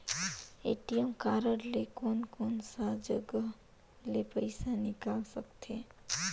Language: Chhattisgarhi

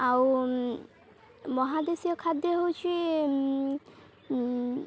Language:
Odia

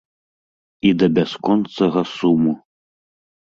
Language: Belarusian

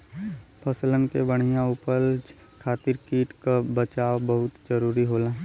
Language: Bhojpuri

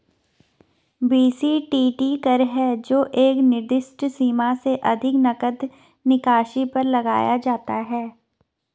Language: Hindi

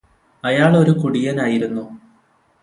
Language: Malayalam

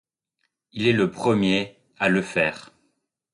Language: French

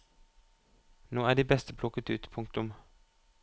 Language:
Norwegian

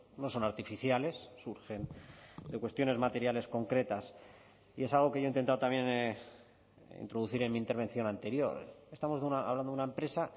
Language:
Spanish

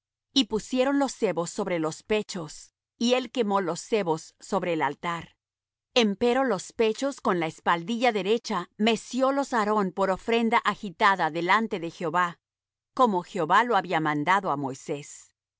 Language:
Spanish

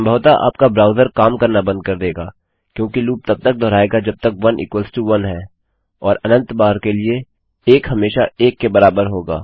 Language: Hindi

